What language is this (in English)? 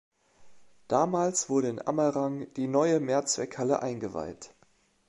German